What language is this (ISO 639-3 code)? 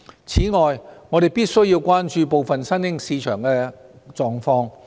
yue